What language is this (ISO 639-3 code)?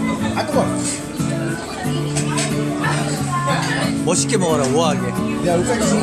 kor